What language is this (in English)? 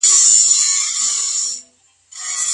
Pashto